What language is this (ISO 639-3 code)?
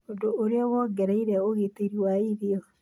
kik